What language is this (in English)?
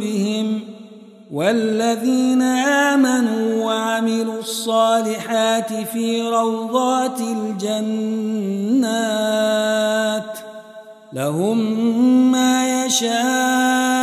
Arabic